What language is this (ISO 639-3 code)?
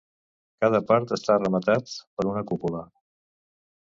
cat